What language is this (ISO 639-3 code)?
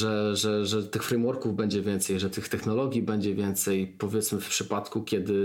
pol